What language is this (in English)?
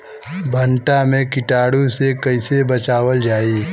Bhojpuri